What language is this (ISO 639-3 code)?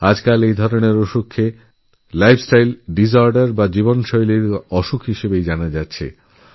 ben